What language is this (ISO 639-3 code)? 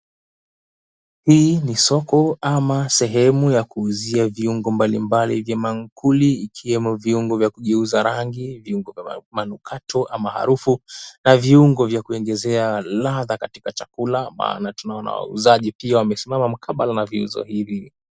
swa